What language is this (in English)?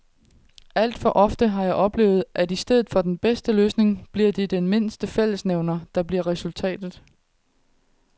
Danish